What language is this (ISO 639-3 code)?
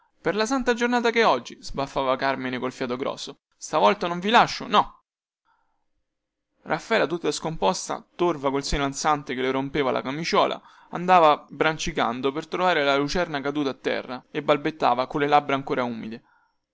ita